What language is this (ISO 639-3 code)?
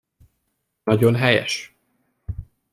hun